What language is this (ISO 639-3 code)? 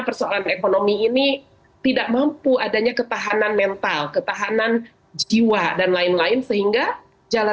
ind